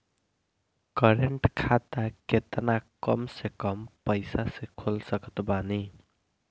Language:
Bhojpuri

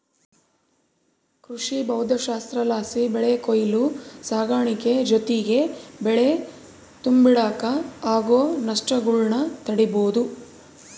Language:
Kannada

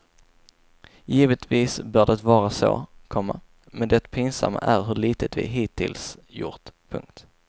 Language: Swedish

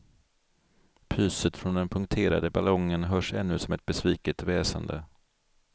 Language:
Swedish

